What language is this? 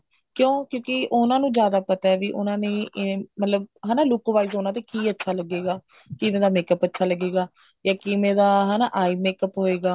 Punjabi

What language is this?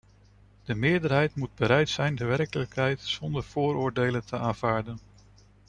Dutch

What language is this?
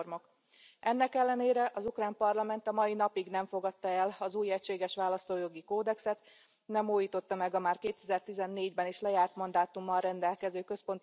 Hungarian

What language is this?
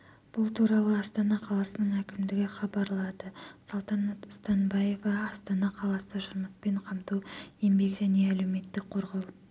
Kazakh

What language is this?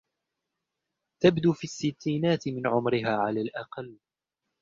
Arabic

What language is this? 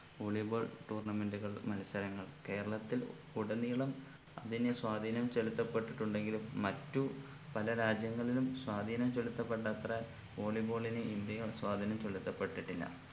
Malayalam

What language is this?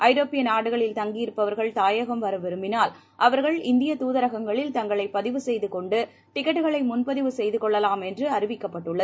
Tamil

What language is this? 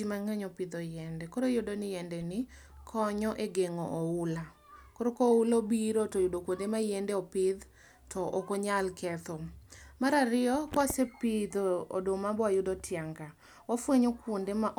Luo (Kenya and Tanzania)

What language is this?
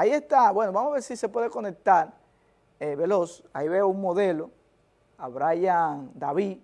Spanish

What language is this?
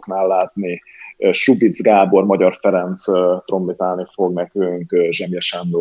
Hungarian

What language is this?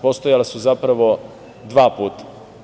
Serbian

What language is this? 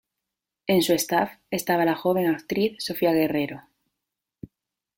Spanish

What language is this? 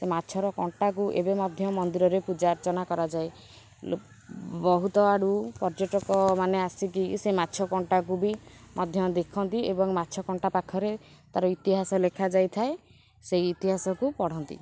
Odia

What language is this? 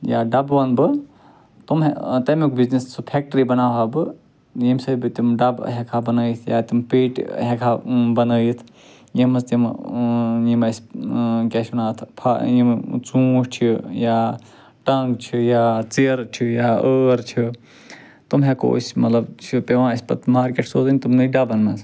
Kashmiri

